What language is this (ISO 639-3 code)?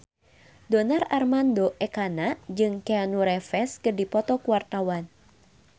sun